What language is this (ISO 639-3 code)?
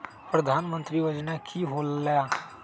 mag